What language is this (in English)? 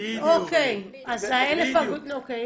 Hebrew